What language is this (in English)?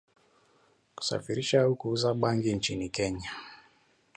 Swahili